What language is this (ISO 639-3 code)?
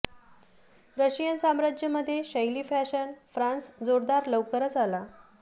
mar